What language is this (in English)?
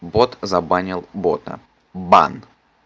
Russian